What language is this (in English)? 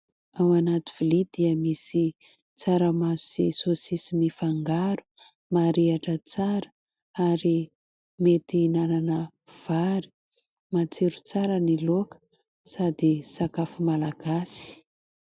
Malagasy